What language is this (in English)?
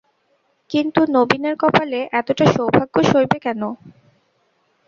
Bangla